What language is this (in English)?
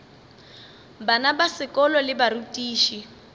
Northern Sotho